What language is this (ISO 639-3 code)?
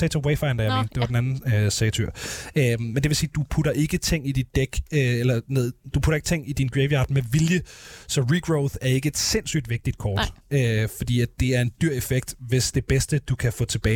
dan